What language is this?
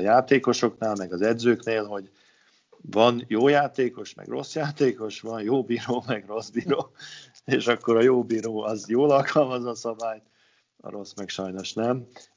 Hungarian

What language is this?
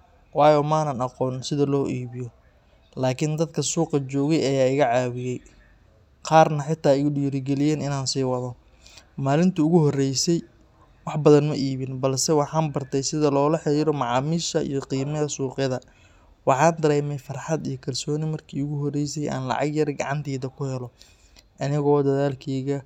Somali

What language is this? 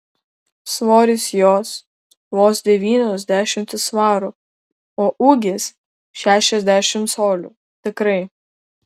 Lithuanian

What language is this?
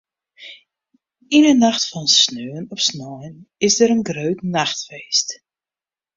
Western Frisian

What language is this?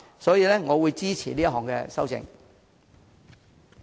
Cantonese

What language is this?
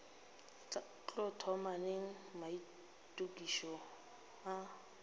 Northern Sotho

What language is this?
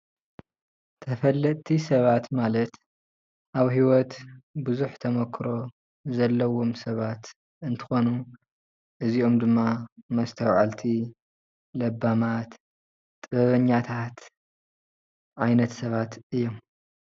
Tigrinya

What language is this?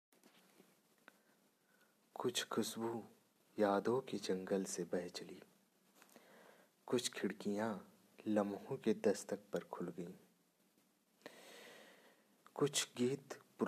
Hindi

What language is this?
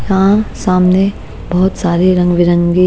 Hindi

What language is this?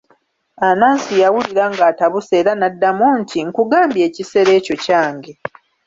Ganda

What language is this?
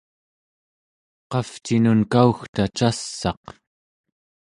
Central Yupik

